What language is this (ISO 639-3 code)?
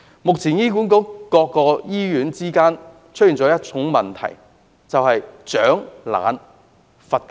yue